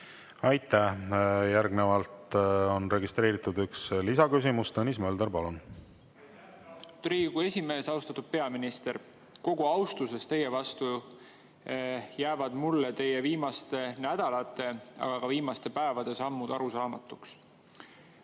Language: Estonian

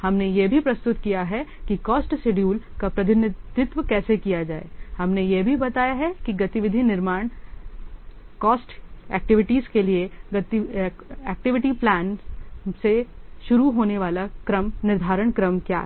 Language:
Hindi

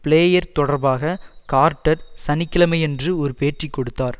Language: Tamil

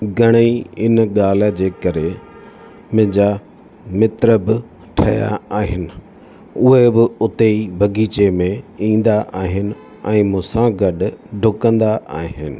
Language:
Sindhi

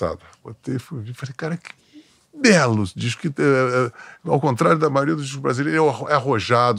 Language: Portuguese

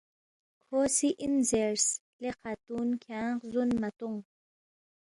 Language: Balti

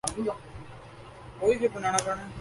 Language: Urdu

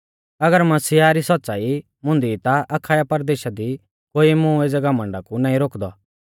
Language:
Mahasu Pahari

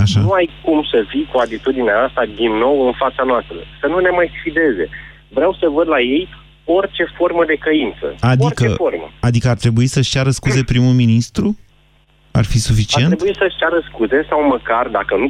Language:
Romanian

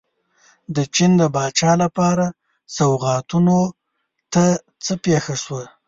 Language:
Pashto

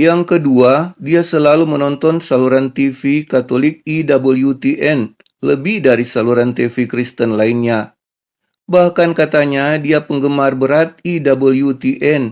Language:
Indonesian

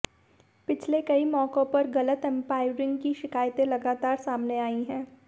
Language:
Hindi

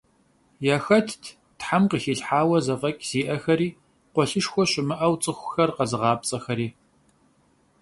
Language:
Kabardian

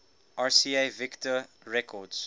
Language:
English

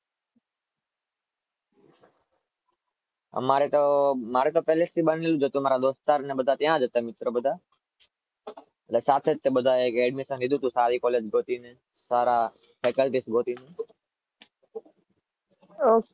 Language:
Gujarati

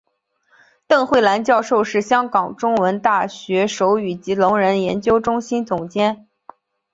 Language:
Chinese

